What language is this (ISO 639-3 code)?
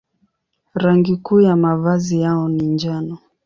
swa